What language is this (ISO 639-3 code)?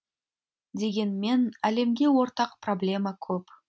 kaz